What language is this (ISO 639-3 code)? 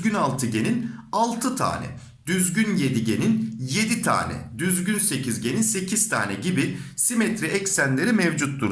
tur